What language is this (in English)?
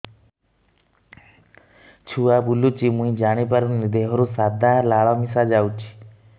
Odia